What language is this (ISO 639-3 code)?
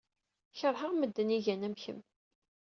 kab